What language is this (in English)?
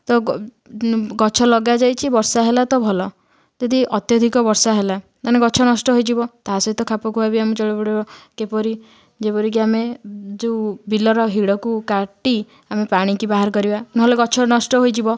Odia